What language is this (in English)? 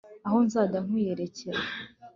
Kinyarwanda